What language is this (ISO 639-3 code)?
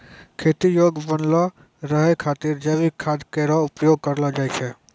mai